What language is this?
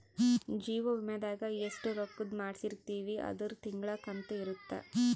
Kannada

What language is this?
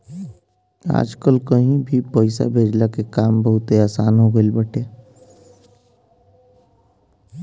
Bhojpuri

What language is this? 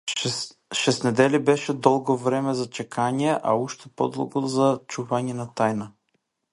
Macedonian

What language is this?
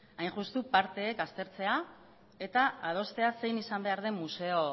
Basque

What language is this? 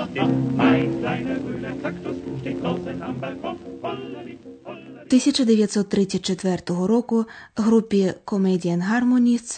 Ukrainian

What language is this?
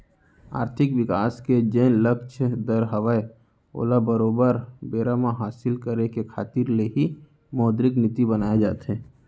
Chhattisgarhi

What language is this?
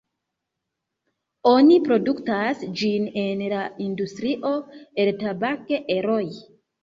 Esperanto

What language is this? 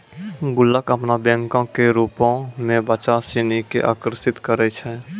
Maithili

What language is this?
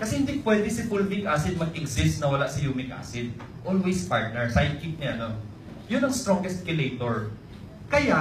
Filipino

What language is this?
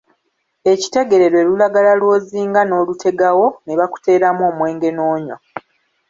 Ganda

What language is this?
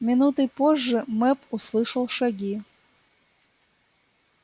Russian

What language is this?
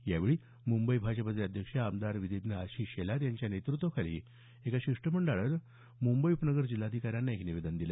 Marathi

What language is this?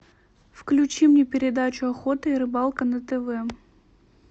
Russian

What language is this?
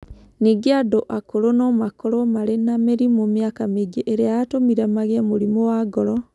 Kikuyu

